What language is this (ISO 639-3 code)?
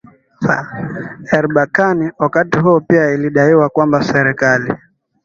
swa